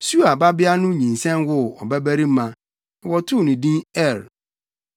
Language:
Akan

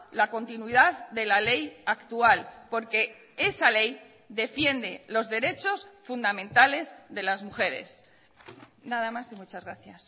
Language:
Spanish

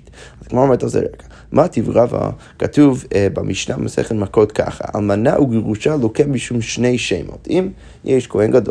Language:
Hebrew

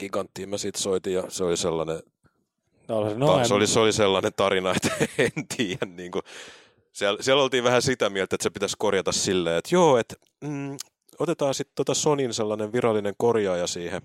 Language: Finnish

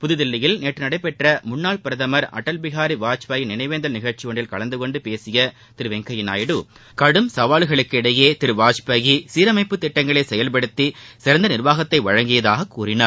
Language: Tamil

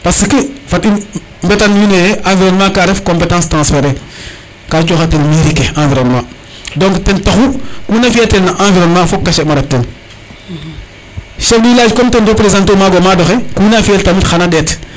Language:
Serer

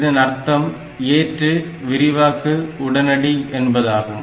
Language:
Tamil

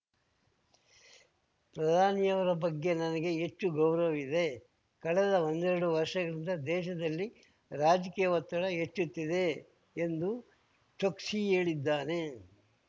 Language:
Kannada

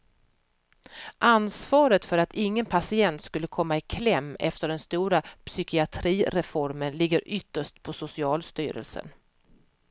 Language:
Swedish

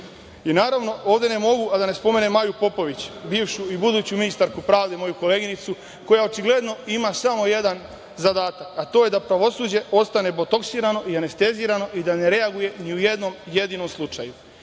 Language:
Serbian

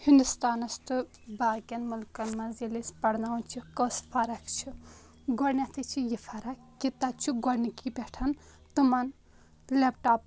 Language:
Kashmiri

